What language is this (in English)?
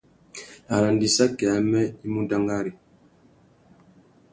Tuki